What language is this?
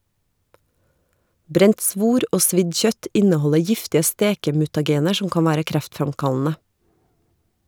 Norwegian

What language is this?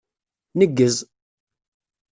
Kabyle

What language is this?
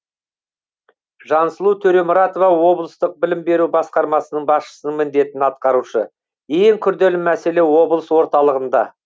Kazakh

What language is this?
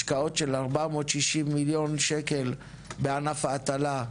Hebrew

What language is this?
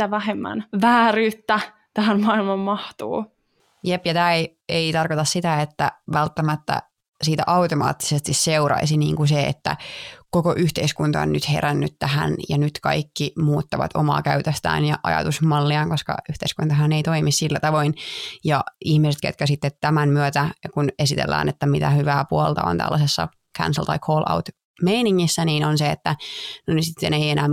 Finnish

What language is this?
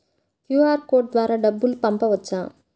Telugu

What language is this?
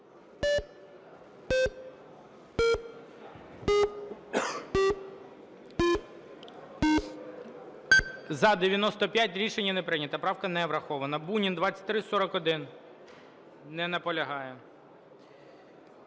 Ukrainian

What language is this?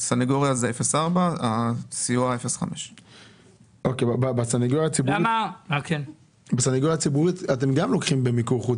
Hebrew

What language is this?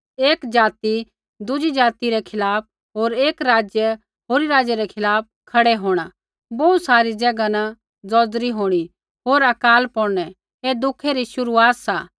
Kullu Pahari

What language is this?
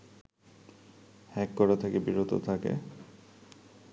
Bangla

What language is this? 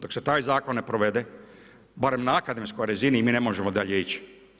Croatian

